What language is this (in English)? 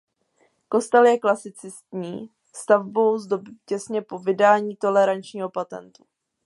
Czech